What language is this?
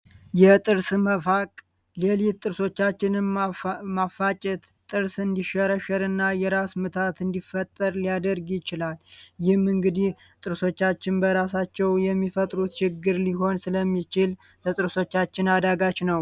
Amharic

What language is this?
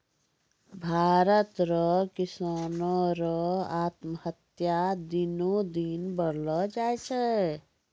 Maithili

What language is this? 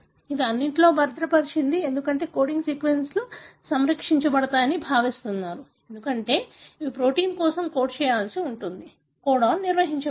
Telugu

